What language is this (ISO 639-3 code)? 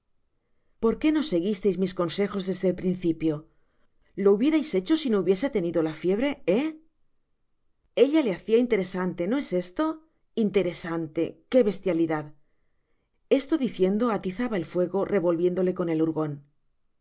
spa